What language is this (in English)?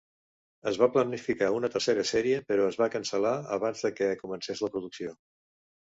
Catalan